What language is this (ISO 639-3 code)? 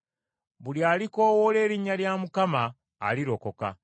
lug